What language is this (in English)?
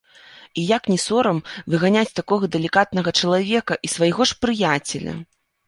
Belarusian